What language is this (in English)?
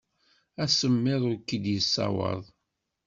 Kabyle